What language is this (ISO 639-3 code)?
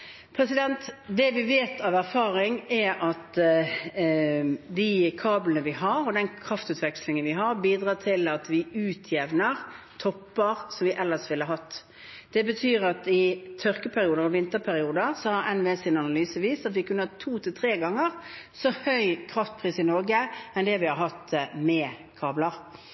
nob